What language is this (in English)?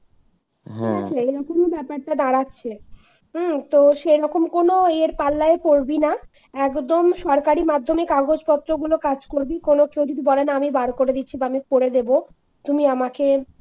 Bangla